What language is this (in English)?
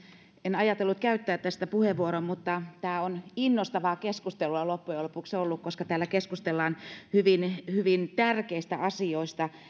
Finnish